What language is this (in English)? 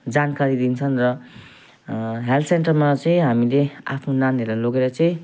Nepali